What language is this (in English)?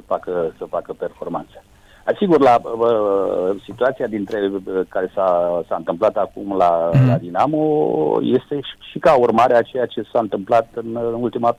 Romanian